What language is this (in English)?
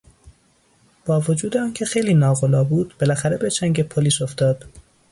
Persian